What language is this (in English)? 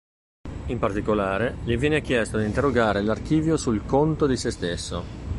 Italian